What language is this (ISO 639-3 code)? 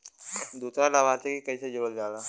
bho